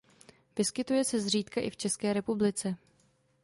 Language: Czech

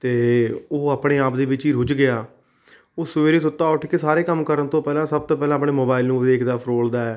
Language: Punjabi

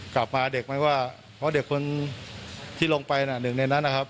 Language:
Thai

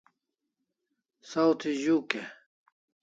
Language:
Kalasha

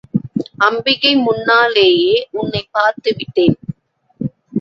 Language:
Tamil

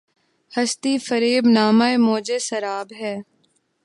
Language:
Urdu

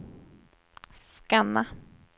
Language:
Swedish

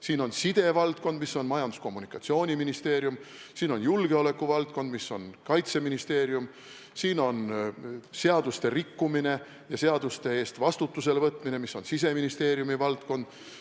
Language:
Estonian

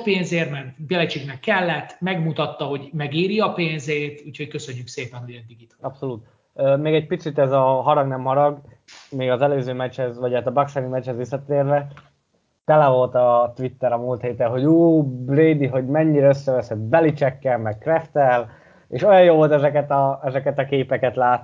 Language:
Hungarian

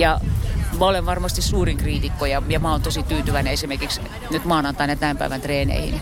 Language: Finnish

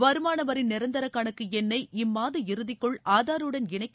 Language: Tamil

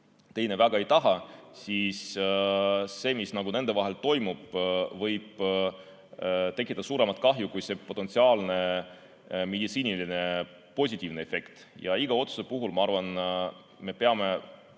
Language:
Estonian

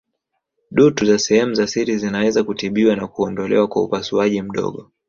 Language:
Swahili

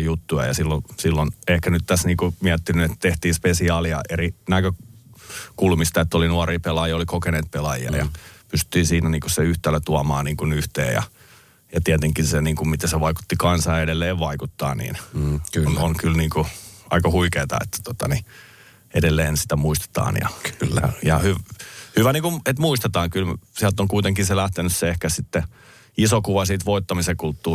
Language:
Finnish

